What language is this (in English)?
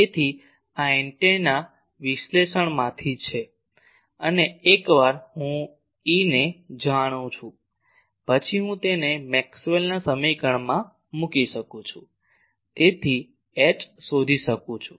Gujarati